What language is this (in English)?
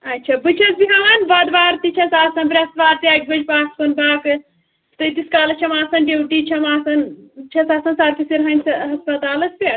Kashmiri